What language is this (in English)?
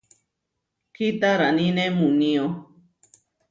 Huarijio